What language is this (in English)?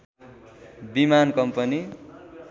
Nepali